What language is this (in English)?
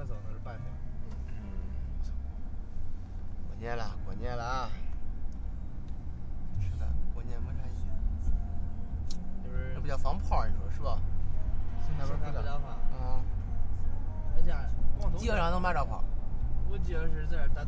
Chinese